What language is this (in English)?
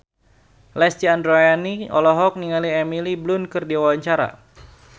Sundanese